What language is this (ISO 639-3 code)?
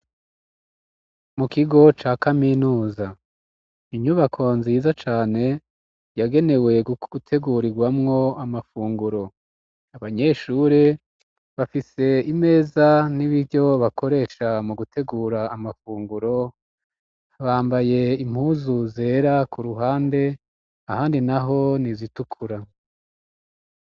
run